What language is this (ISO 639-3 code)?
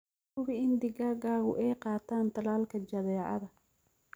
som